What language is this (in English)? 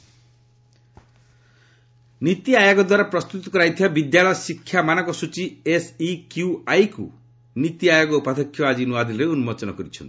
Odia